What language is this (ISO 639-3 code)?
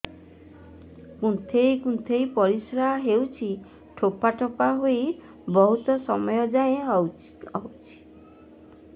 ori